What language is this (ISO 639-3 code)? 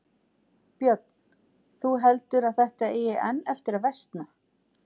isl